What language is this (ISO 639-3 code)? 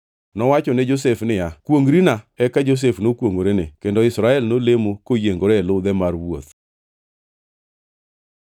luo